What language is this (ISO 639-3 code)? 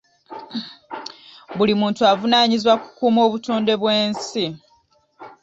lug